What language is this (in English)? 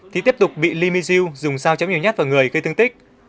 Vietnamese